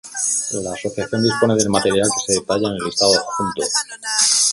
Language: Spanish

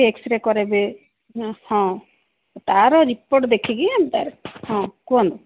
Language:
Odia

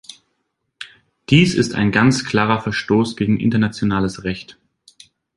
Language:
German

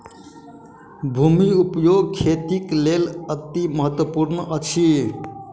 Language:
Maithili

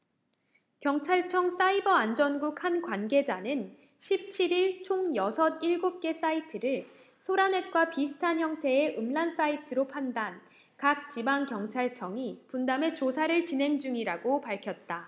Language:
Korean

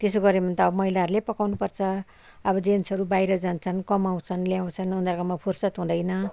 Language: Nepali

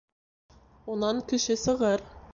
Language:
Bashkir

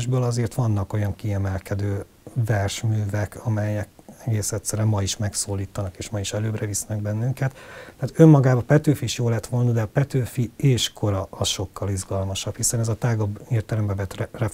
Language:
Hungarian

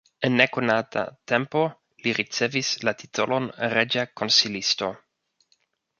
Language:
Esperanto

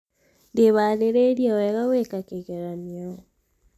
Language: Kikuyu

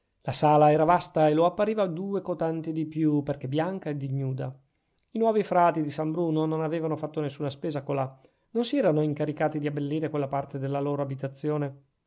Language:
Italian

